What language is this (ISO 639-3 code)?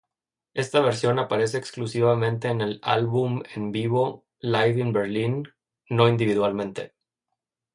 spa